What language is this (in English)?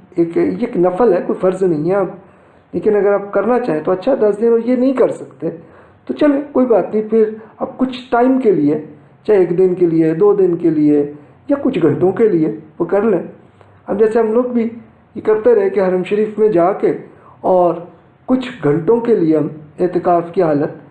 Urdu